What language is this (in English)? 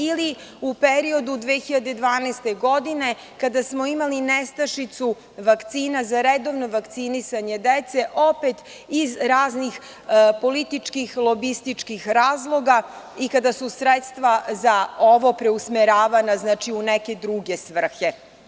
Serbian